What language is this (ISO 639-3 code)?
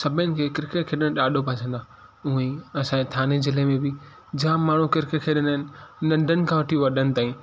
snd